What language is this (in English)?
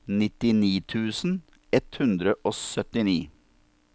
Norwegian